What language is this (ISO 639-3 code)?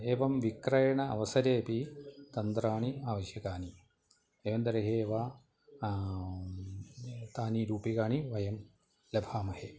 san